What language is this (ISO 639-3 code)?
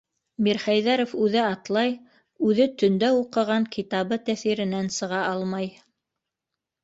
bak